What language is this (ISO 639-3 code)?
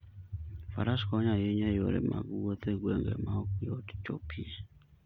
luo